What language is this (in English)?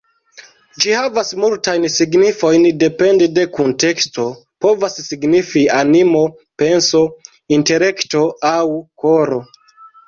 Esperanto